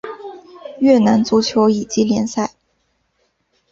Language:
Chinese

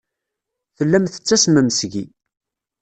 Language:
Kabyle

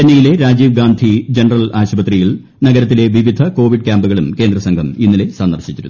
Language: Malayalam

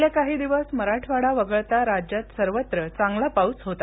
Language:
Marathi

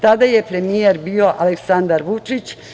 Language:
Serbian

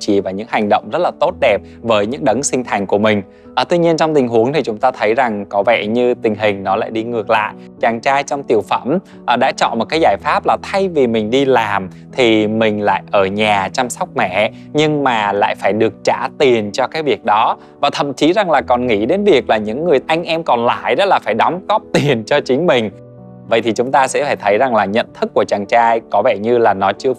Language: Vietnamese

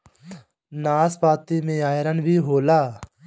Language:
Bhojpuri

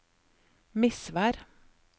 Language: Norwegian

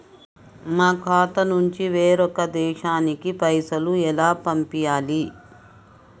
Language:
Telugu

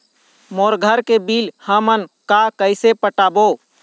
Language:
Chhattisgarhi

